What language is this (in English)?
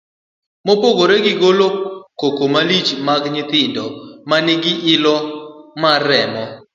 Luo (Kenya and Tanzania)